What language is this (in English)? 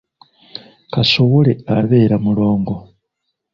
Ganda